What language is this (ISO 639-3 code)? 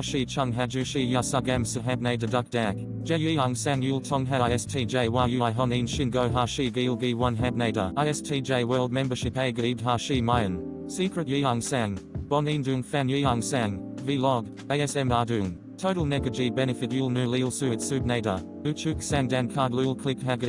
kor